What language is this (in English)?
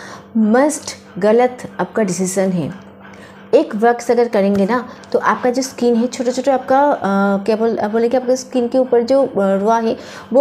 Hindi